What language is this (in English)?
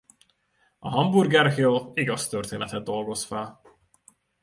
Hungarian